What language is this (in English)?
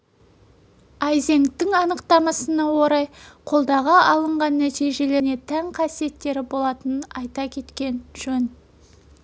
Kazakh